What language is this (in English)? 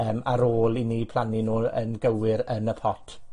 Welsh